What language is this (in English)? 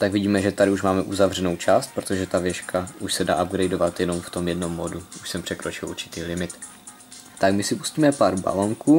Czech